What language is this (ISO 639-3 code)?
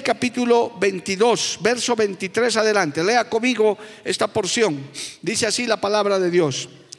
spa